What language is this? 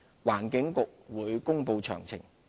Cantonese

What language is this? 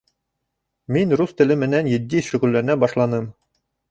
Bashkir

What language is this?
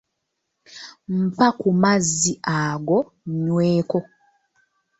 Ganda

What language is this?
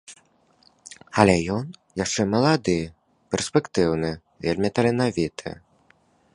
Belarusian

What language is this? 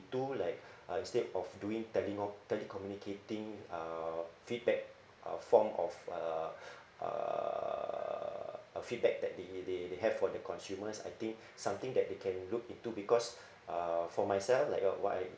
English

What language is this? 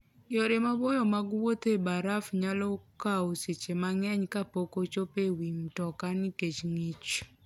Luo (Kenya and Tanzania)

